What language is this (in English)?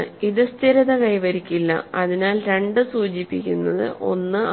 Malayalam